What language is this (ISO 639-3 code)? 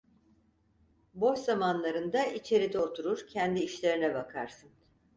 tur